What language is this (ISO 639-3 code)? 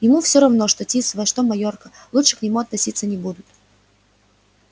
rus